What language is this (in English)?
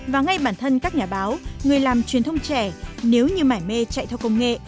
Vietnamese